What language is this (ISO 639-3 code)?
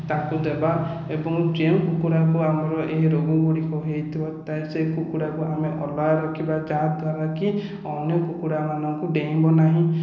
ori